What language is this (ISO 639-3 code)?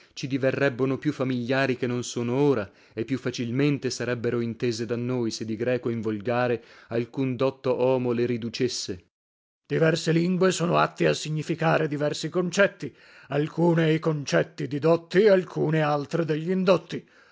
ita